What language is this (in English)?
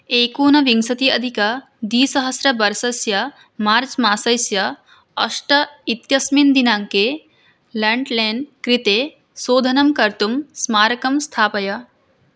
Sanskrit